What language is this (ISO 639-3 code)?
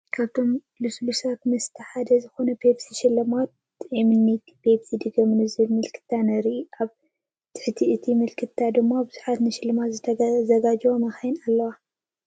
tir